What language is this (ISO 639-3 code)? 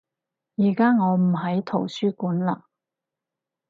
yue